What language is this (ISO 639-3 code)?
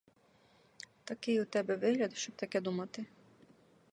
ukr